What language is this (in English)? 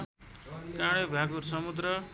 Nepali